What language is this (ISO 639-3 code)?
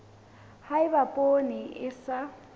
sot